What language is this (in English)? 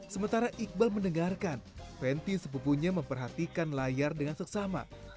Indonesian